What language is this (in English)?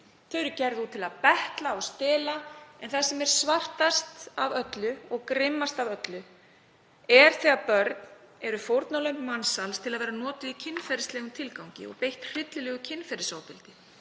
Icelandic